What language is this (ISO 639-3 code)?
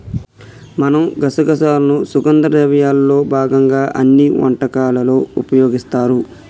tel